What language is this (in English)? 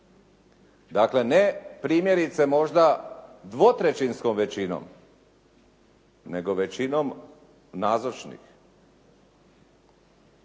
Croatian